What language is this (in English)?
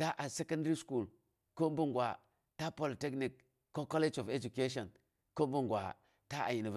Boghom